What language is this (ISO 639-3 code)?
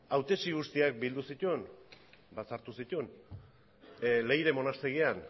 eus